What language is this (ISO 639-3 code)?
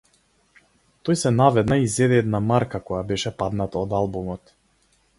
mkd